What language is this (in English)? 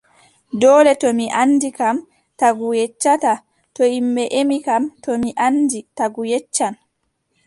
Adamawa Fulfulde